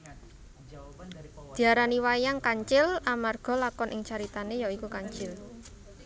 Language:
Javanese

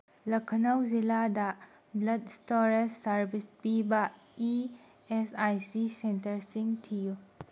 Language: Manipuri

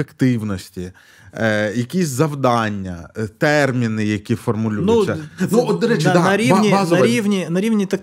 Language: Ukrainian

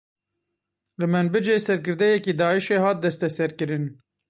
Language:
Kurdish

